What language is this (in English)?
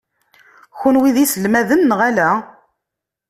Kabyle